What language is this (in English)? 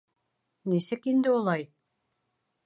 Bashkir